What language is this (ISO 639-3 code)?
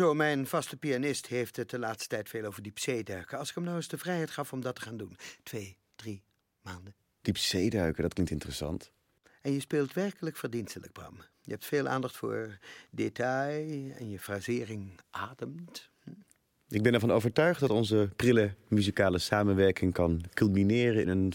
nld